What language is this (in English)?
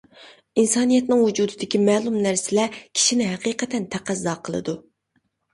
Uyghur